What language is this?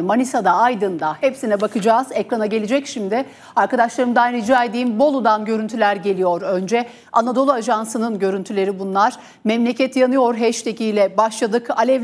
Turkish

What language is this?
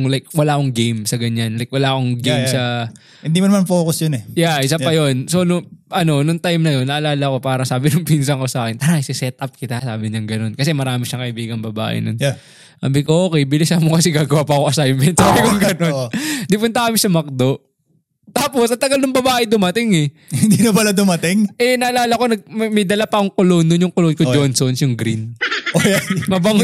Filipino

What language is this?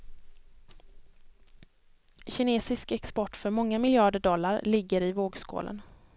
Swedish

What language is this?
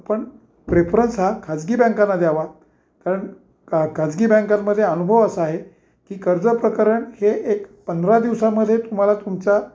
Marathi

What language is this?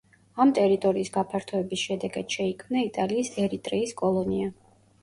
Georgian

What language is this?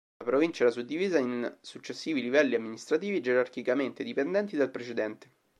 Italian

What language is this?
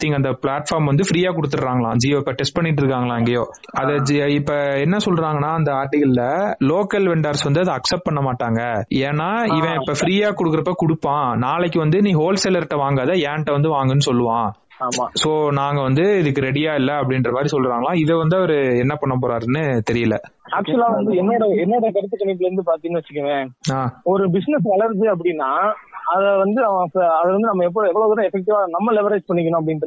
Tamil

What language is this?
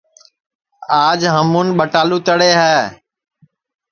Sansi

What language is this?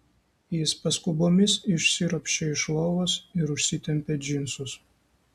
Lithuanian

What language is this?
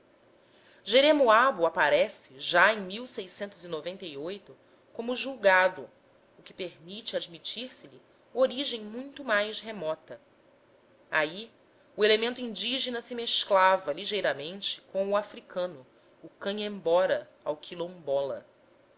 Portuguese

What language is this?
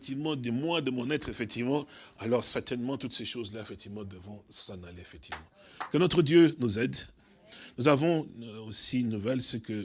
French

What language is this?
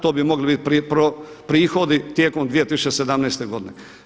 Croatian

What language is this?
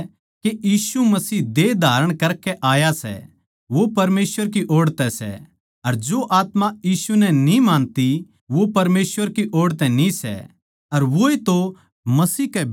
Haryanvi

